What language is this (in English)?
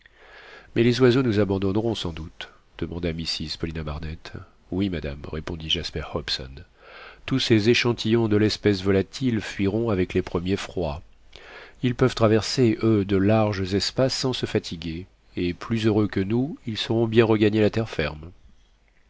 French